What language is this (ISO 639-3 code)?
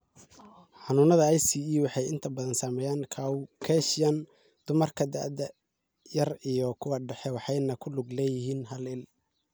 som